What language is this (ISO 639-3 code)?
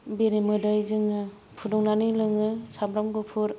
brx